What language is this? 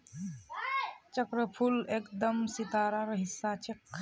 Magahi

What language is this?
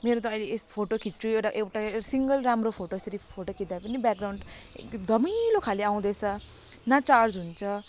Nepali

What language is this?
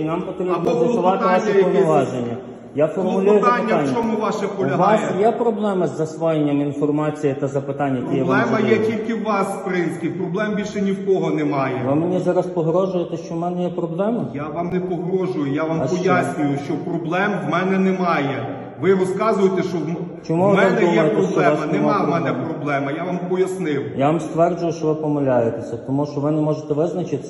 Ukrainian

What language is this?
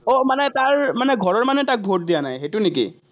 Assamese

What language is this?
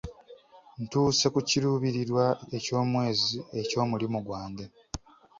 Ganda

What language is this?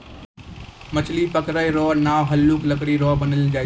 Maithili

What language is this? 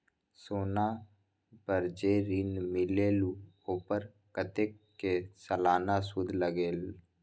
Magahi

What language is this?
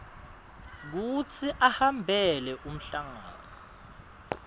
Swati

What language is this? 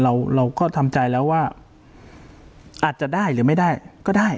Thai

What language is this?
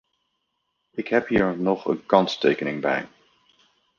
Dutch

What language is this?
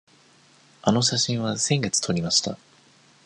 Japanese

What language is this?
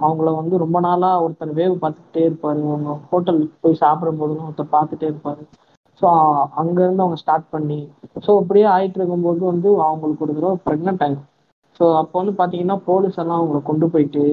Tamil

